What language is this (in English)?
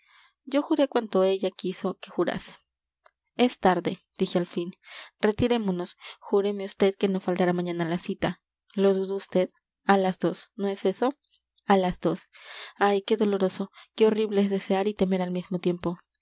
Spanish